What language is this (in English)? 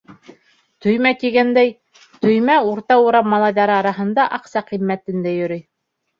Bashkir